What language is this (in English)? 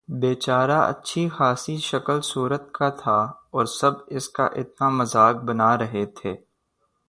Urdu